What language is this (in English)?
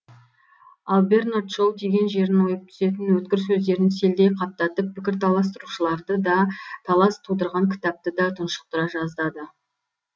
Kazakh